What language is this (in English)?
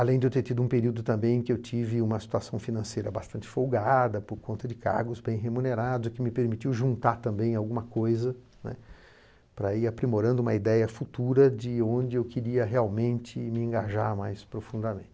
Portuguese